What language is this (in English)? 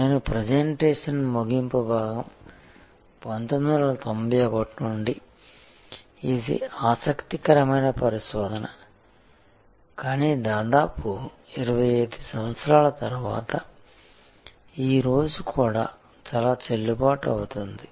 Telugu